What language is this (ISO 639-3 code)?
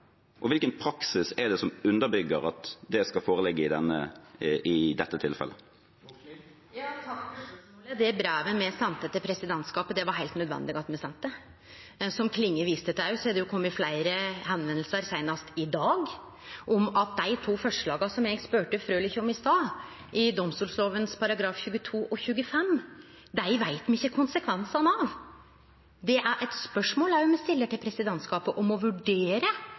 nor